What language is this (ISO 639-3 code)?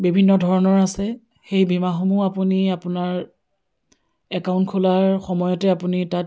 asm